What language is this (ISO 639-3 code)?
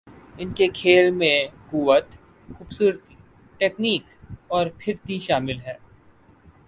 urd